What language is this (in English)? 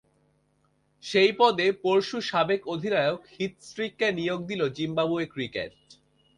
Bangla